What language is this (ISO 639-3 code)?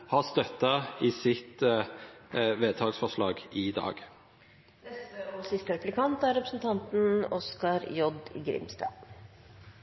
nor